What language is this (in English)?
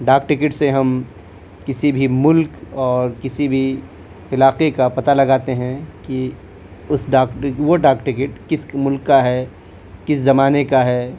Urdu